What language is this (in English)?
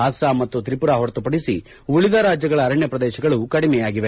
Kannada